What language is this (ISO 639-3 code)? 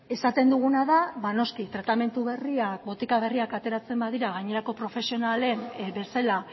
eus